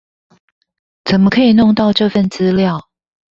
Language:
Chinese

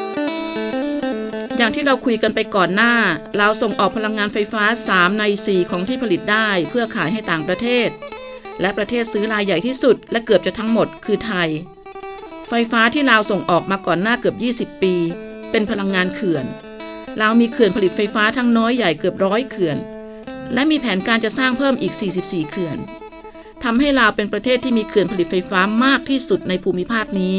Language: Thai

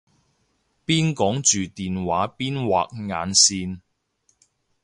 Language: Cantonese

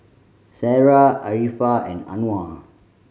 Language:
English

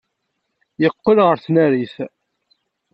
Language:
Kabyle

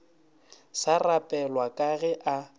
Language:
Northern Sotho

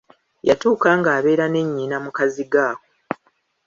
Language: Ganda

